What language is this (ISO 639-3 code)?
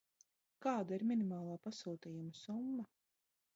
lav